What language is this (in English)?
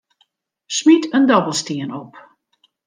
Western Frisian